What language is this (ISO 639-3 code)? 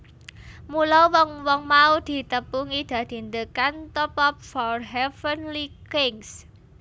jav